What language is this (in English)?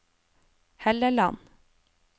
Norwegian